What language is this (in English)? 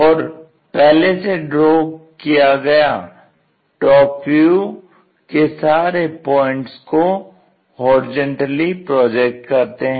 Hindi